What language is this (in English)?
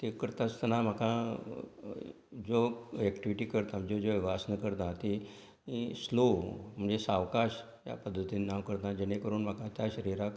Konkani